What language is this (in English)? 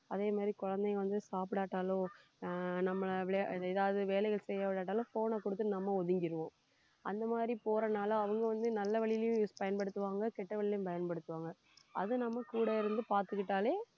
Tamil